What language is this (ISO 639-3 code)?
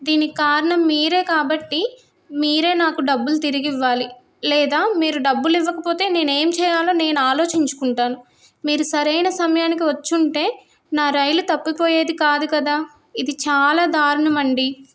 tel